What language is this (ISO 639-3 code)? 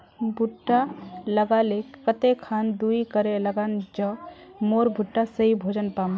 mag